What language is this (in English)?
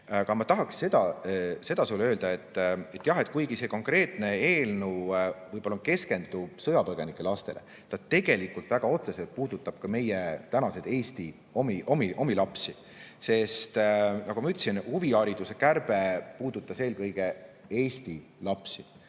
Estonian